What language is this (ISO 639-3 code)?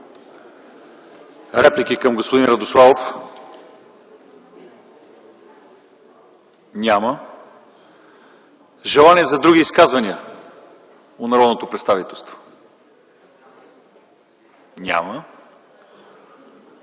bul